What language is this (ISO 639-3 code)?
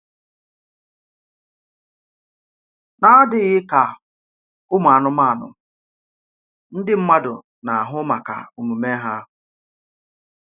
ibo